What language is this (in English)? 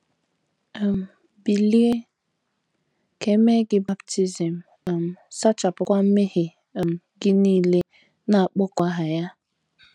Igbo